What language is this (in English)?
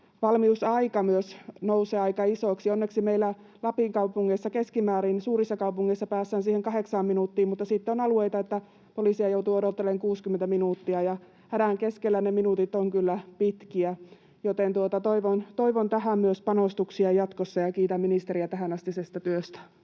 Finnish